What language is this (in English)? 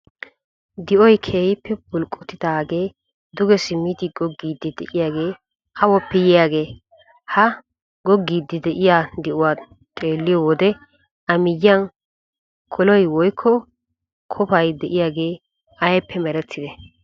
Wolaytta